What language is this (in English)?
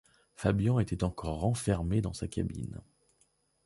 French